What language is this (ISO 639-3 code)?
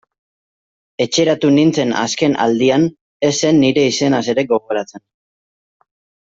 eus